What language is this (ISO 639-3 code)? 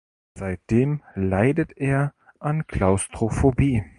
deu